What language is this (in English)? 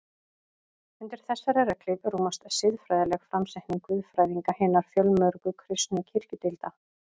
Icelandic